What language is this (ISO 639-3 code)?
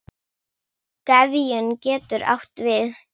isl